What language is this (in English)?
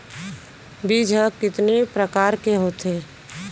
Chhattisgarhi